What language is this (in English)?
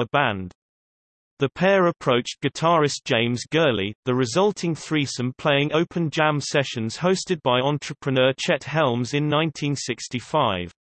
English